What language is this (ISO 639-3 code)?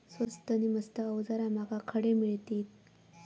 mar